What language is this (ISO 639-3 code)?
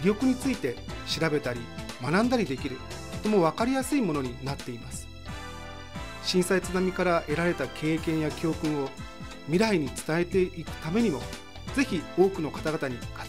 jpn